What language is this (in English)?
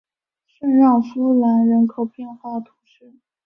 Chinese